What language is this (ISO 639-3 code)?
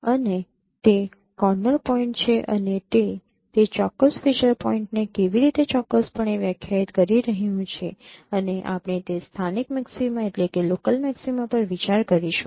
guj